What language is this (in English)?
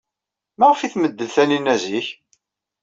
Kabyle